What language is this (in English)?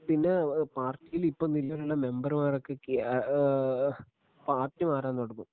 Malayalam